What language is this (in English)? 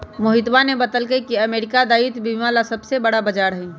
Magahi